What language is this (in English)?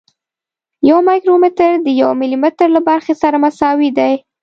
Pashto